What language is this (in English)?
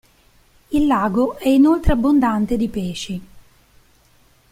Italian